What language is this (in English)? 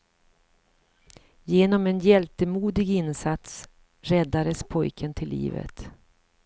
Swedish